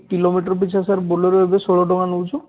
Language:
Odia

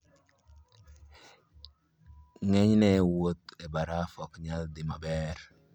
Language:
Luo (Kenya and Tanzania)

